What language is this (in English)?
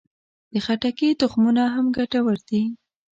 Pashto